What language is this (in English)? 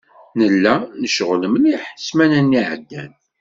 Kabyle